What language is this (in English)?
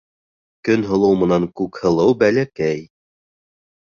Bashkir